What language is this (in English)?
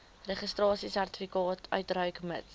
Afrikaans